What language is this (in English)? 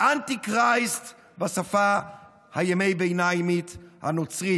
Hebrew